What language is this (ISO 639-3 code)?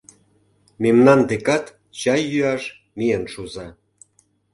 chm